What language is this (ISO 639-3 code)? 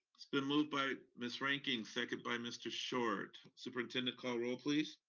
eng